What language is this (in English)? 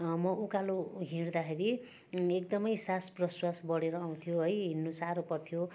Nepali